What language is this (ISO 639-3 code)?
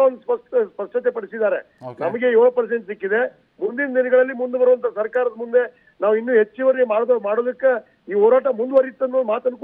ara